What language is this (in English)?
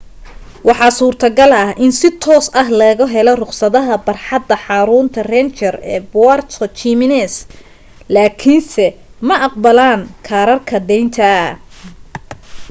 Somali